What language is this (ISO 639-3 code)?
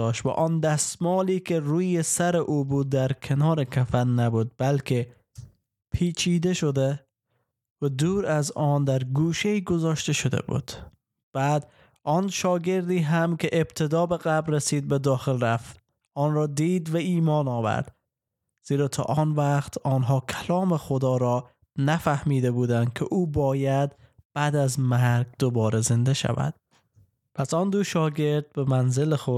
fas